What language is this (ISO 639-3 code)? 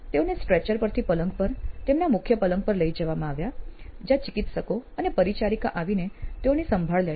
guj